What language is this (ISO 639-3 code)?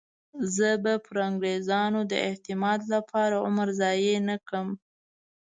pus